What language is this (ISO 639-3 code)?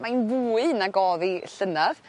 cym